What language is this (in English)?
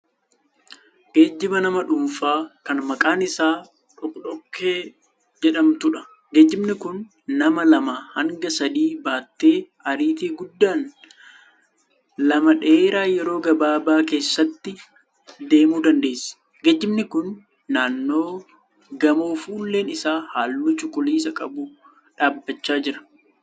Oromo